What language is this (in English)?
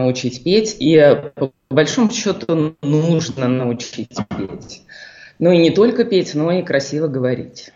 Russian